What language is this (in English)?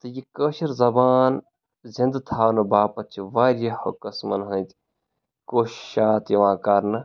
Kashmiri